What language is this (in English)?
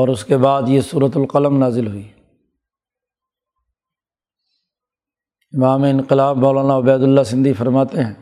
Urdu